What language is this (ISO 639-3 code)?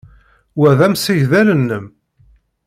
kab